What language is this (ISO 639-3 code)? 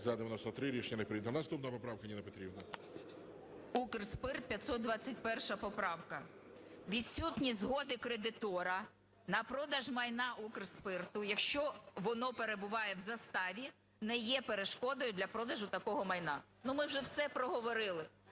ukr